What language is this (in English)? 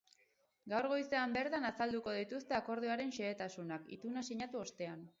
Basque